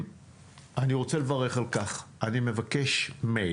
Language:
Hebrew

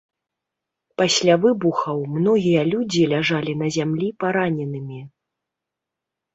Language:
Belarusian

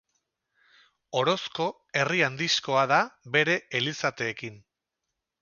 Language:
Basque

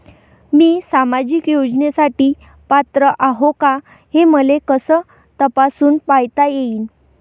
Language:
Marathi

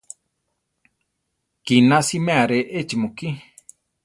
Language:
Central Tarahumara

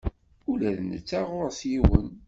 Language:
Kabyle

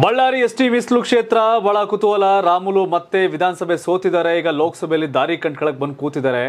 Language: Kannada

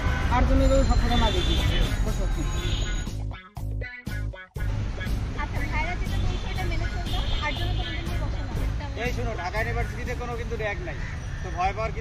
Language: Arabic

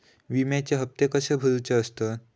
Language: Marathi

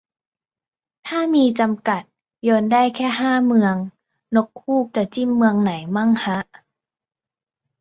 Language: Thai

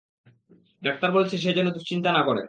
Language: Bangla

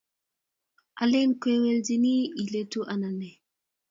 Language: Kalenjin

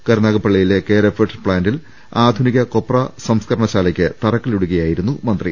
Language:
Malayalam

